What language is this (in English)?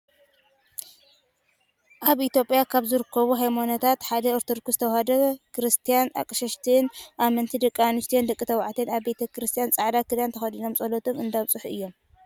Tigrinya